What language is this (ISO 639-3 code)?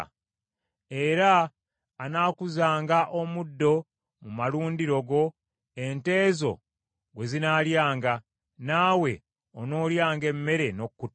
lug